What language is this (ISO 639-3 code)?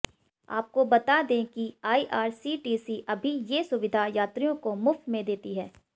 hin